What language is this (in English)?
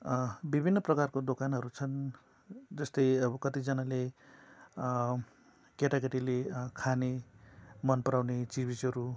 Nepali